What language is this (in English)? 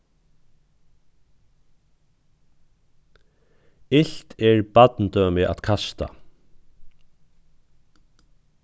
Faroese